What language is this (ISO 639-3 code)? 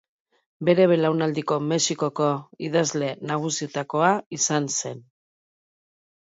eus